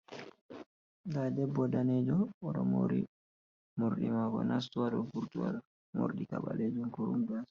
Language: Fula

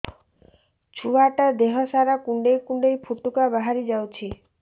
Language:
Odia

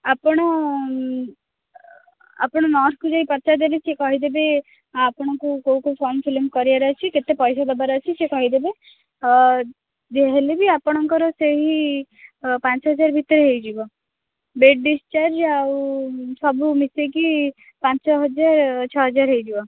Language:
Odia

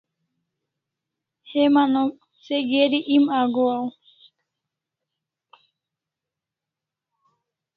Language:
Kalasha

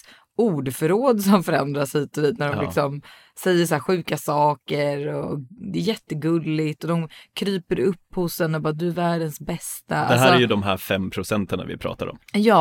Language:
Swedish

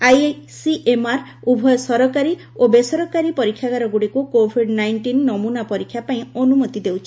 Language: Odia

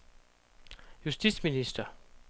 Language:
Danish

